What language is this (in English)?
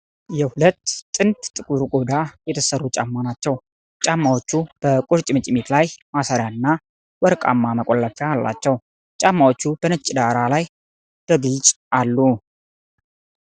Amharic